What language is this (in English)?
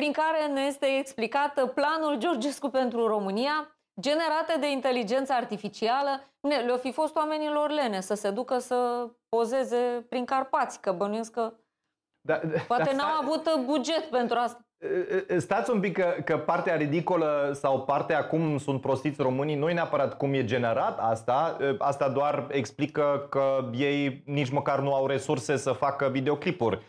Romanian